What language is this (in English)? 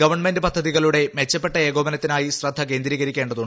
Malayalam